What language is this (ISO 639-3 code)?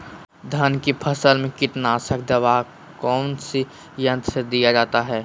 mag